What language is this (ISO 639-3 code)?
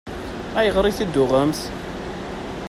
kab